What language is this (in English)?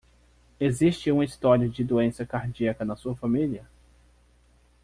Portuguese